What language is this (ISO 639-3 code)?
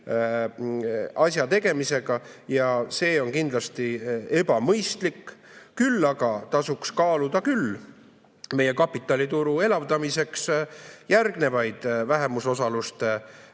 est